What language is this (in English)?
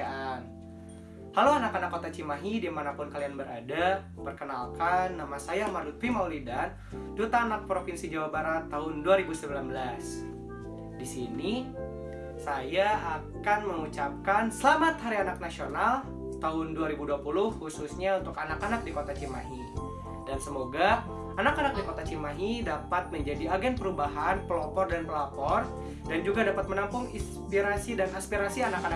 Indonesian